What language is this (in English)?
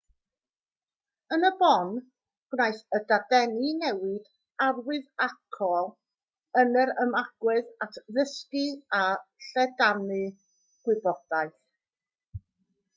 Welsh